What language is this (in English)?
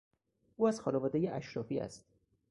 Persian